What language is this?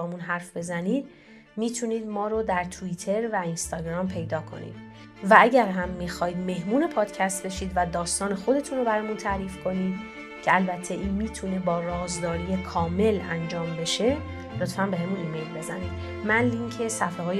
Persian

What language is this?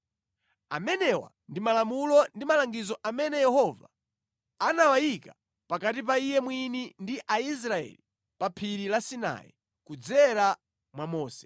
Nyanja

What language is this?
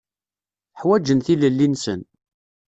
Kabyle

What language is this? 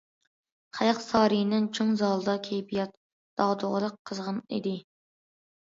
Uyghur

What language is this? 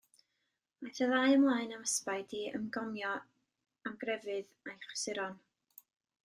Welsh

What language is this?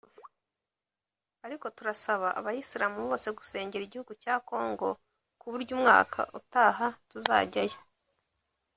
Kinyarwanda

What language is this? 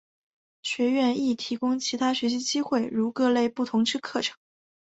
Chinese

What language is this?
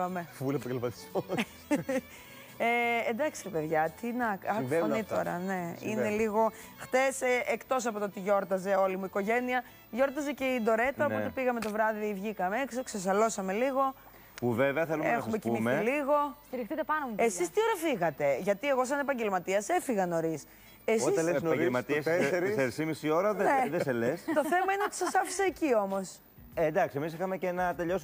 Greek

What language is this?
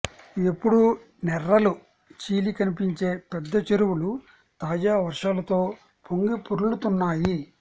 Telugu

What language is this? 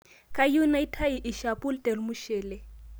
Masai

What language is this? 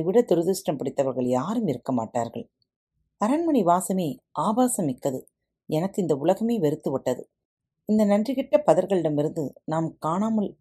Tamil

